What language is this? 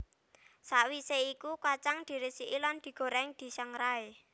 Javanese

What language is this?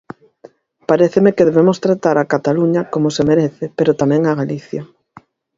Galician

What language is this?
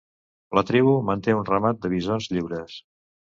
Catalan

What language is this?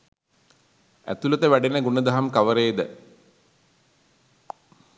Sinhala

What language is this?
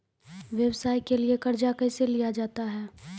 Maithili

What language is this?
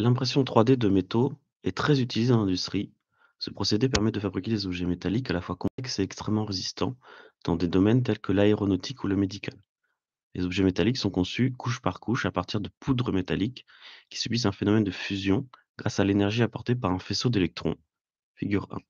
French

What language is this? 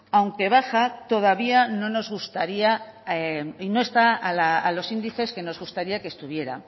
Spanish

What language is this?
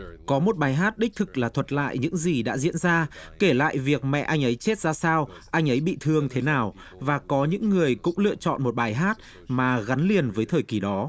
Vietnamese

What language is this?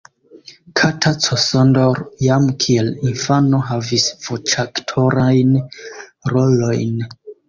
Esperanto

